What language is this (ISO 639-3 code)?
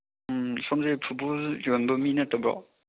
mni